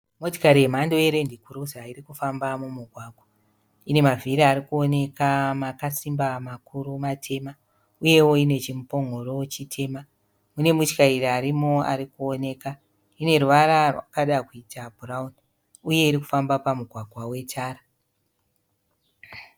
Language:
Shona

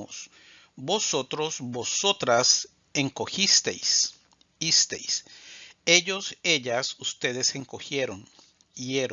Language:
Spanish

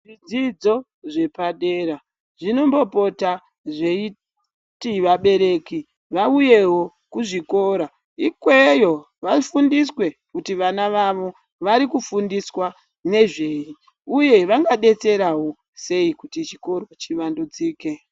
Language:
Ndau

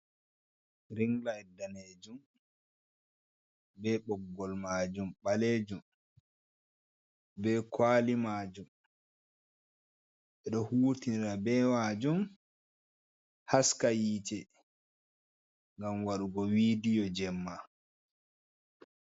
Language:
Fula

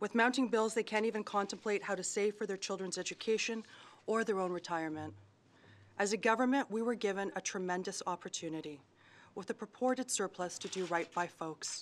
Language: English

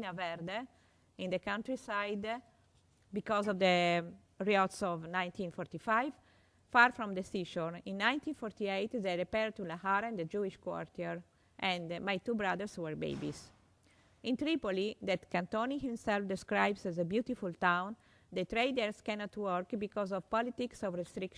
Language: English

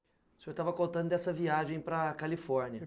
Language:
Portuguese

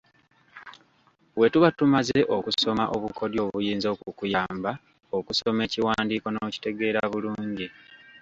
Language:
Ganda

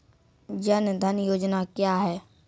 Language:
Maithili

